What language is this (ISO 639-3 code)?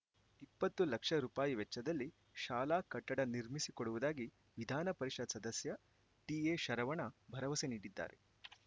kan